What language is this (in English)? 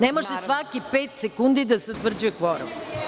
Serbian